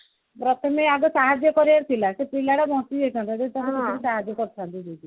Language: Odia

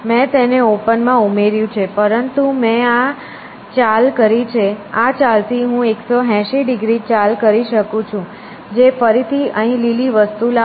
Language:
Gujarati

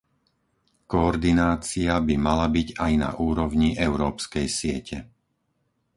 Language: Slovak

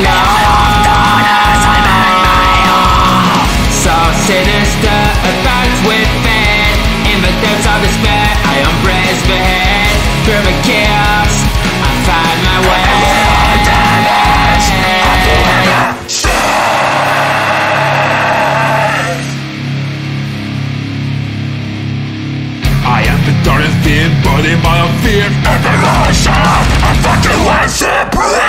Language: English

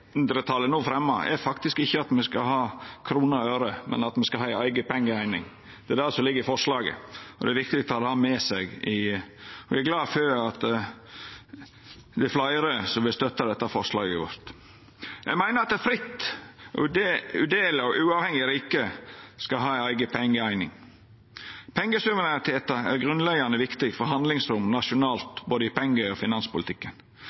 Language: Norwegian Nynorsk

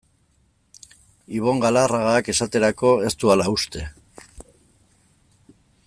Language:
Basque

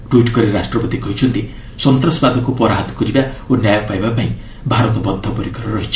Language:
Odia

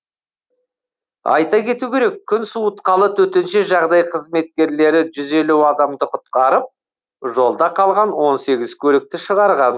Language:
Kazakh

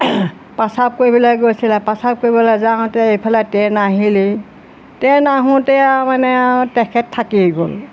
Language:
Assamese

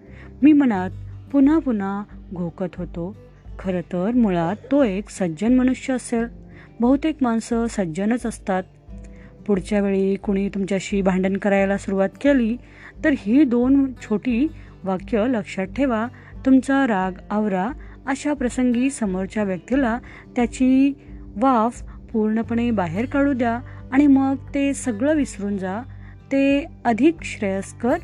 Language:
Marathi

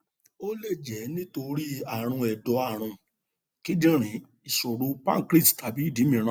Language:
Yoruba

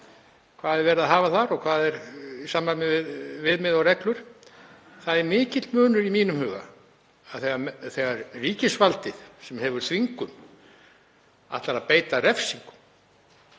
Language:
Icelandic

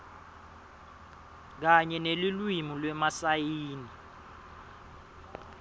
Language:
Swati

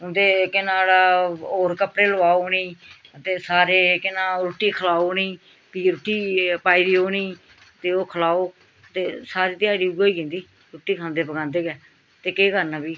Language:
Dogri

